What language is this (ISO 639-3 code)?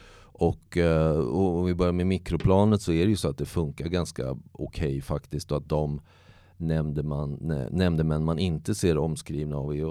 swe